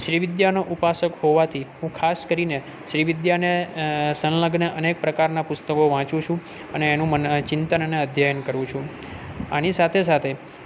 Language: Gujarati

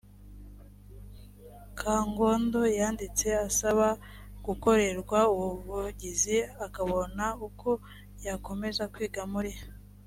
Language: Kinyarwanda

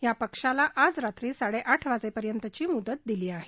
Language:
Marathi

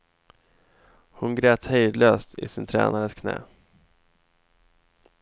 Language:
Swedish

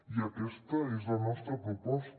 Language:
Catalan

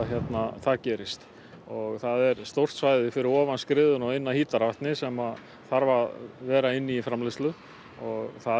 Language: Icelandic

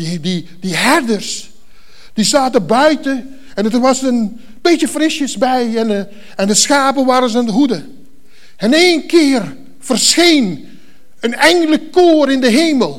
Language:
Dutch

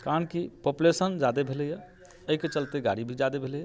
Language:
Maithili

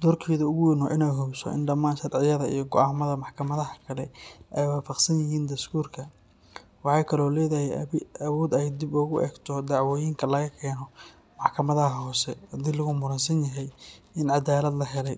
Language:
Somali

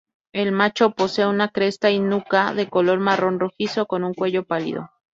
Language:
Spanish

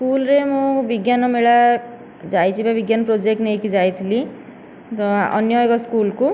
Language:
Odia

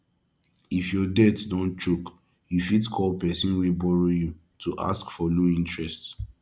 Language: Nigerian Pidgin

